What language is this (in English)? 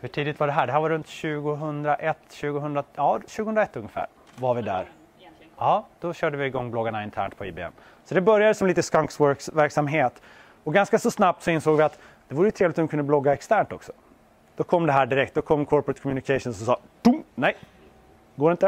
Swedish